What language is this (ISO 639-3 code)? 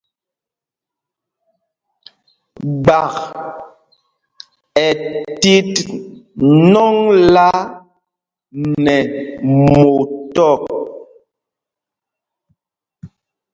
mgg